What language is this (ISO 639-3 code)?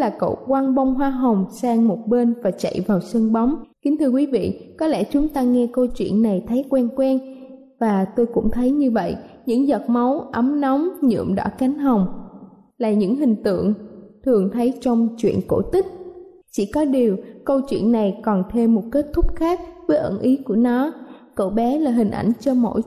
vie